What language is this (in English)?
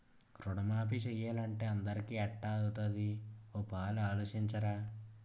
Telugu